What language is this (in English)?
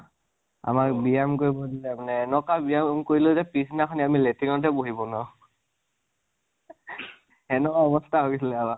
Assamese